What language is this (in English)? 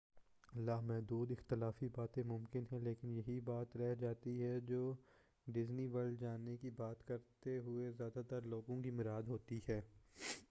Urdu